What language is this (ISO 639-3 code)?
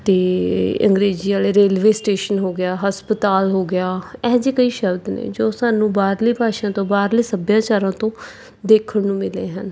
pan